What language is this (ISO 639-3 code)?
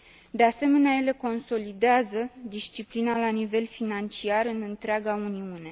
ron